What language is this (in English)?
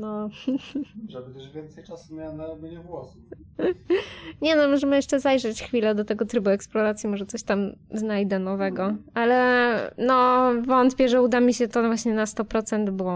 Polish